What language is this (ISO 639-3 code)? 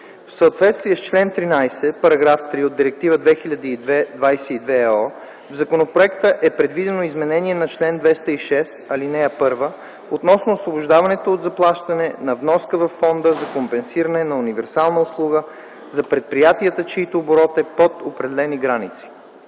bul